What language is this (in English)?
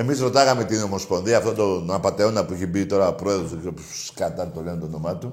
Greek